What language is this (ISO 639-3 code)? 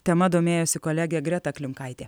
lit